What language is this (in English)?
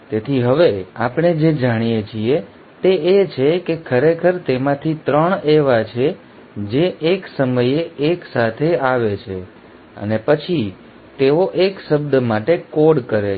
Gujarati